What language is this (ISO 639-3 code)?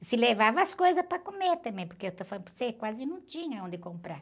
por